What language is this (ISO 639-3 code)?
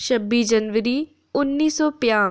doi